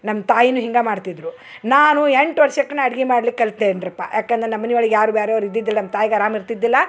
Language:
Kannada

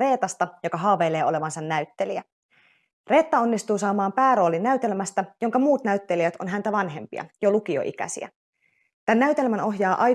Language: Finnish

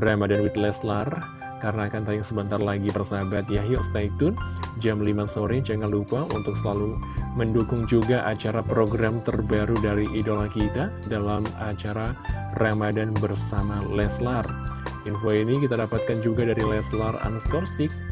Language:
Indonesian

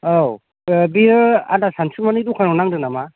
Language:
Bodo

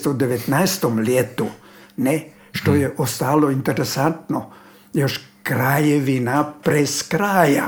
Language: Croatian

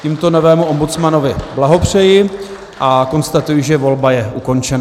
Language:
Czech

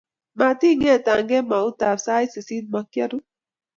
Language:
Kalenjin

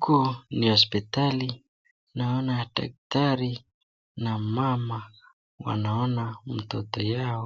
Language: Swahili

